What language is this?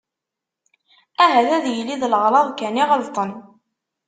Kabyle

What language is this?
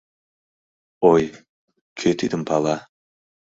Mari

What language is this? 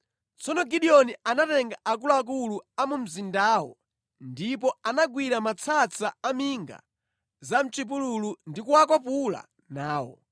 Nyanja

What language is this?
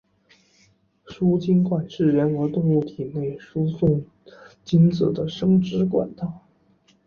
Chinese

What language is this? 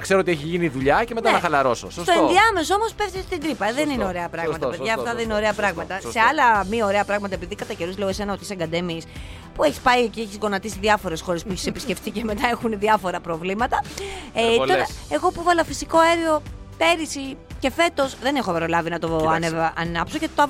Greek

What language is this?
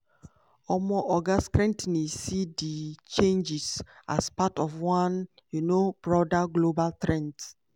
Nigerian Pidgin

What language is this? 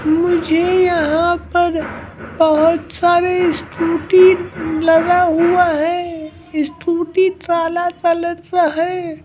Hindi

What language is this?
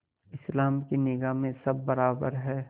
Hindi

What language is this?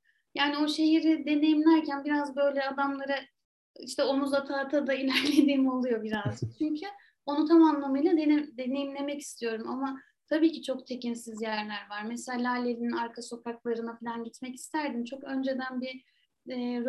Turkish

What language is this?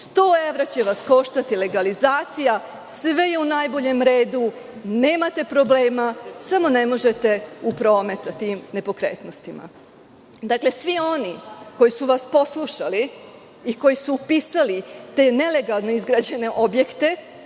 Serbian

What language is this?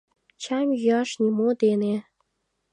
Mari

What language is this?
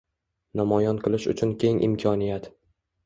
Uzbek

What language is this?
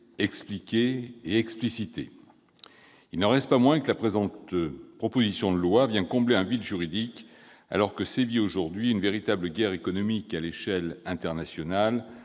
French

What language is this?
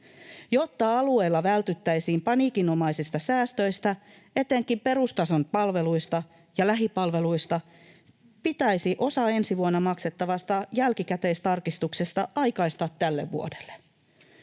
Finnish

